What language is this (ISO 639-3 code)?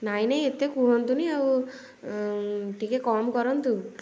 ori